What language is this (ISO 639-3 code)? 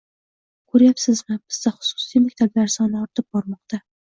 uzb